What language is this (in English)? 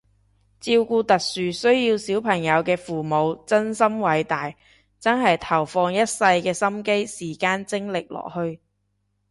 Cantonese